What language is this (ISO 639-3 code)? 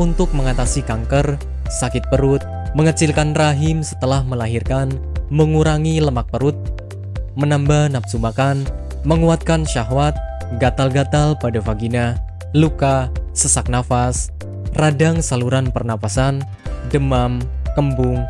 ind